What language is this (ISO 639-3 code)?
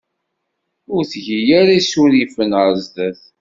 kab